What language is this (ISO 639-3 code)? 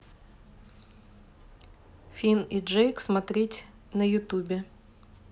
rus